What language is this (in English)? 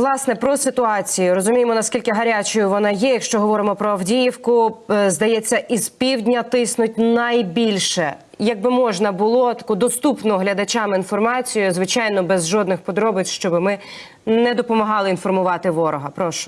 Ukrainian